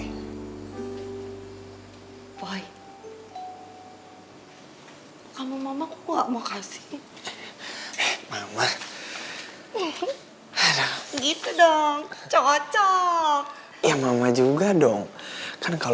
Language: Indonesian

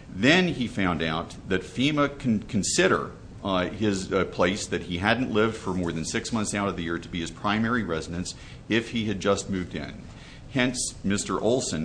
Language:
English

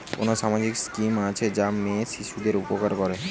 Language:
Bangla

